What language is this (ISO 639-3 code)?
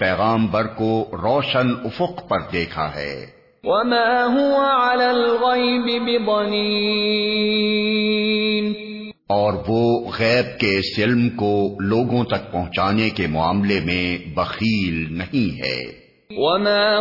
urd